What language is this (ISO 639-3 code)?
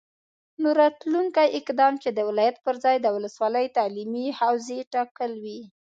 pus